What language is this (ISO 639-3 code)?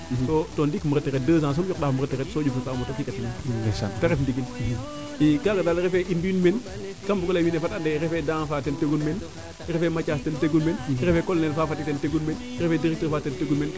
srr